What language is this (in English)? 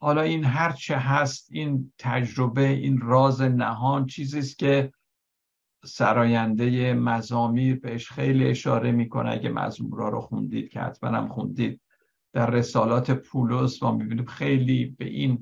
Persian